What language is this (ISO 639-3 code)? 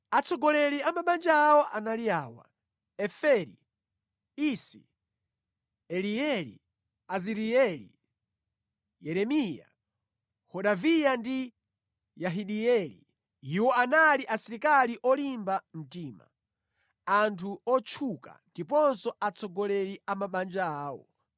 nya